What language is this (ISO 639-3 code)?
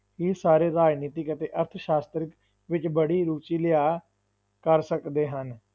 pan